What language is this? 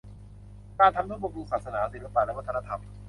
Thai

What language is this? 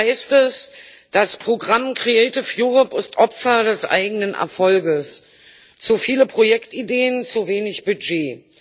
German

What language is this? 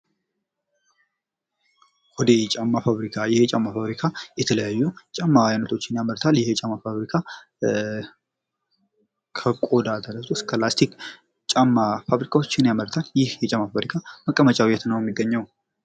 Amharic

